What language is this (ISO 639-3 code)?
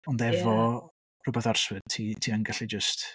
cym